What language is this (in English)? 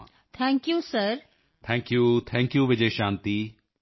Punjabi